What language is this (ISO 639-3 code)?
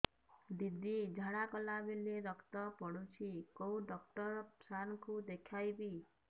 ori